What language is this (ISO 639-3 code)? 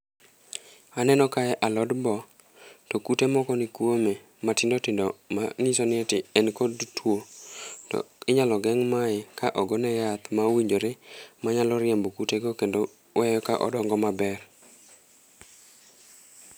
luo